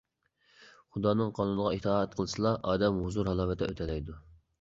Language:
Uyghur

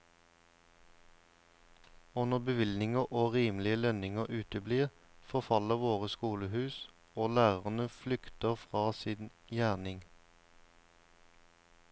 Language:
Norwegian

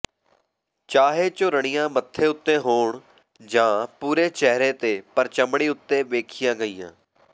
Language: Punjabi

